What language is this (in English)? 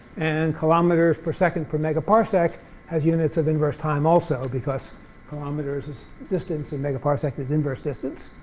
English